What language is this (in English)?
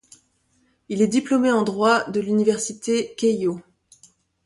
French